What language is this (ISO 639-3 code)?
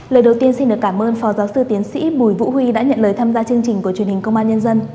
vie